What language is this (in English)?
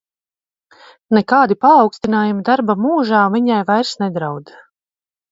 Latvian